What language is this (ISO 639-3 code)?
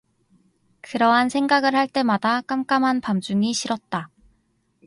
kor